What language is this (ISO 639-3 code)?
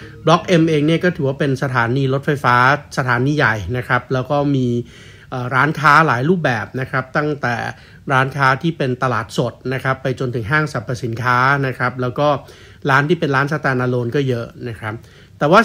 tha